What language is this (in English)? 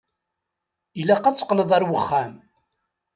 Kabyle